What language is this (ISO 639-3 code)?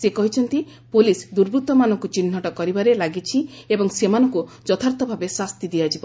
ori